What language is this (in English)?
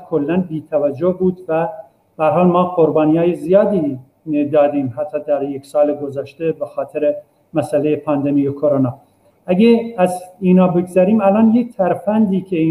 Persian